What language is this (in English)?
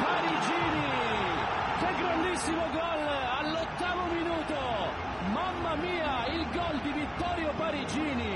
Italian